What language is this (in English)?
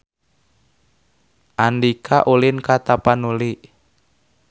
Sundanese